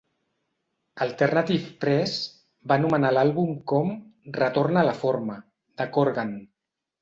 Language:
Catalan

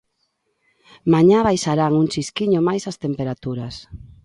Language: Galician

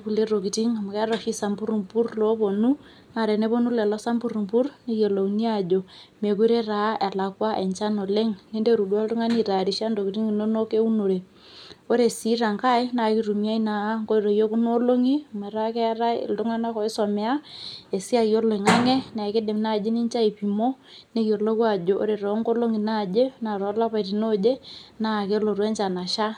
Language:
Masai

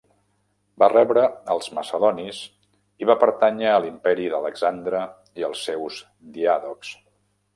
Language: Catalan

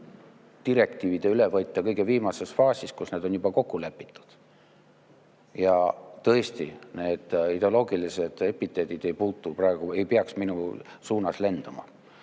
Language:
Estonian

